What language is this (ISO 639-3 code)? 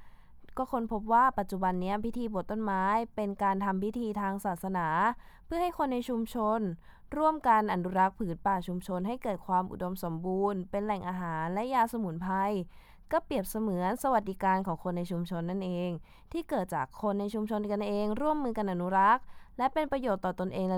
tha